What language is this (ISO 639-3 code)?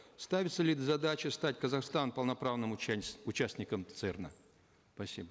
kaz